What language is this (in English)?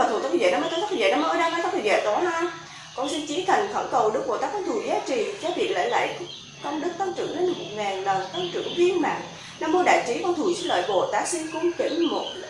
Vietnamese